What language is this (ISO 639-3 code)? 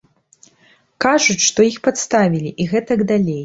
bel